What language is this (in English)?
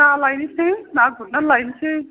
Bodo